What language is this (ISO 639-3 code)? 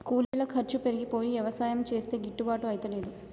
tel